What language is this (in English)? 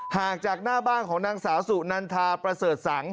Thai